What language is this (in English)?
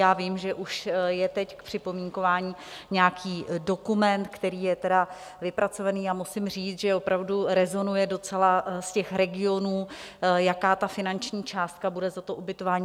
Czech